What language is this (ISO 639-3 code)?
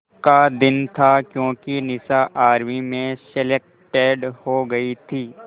hin